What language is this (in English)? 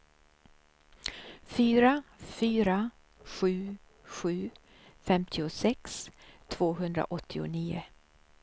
Swedish